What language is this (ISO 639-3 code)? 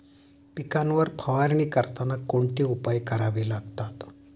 mar